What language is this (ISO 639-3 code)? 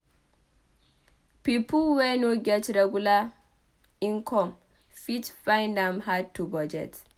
pcm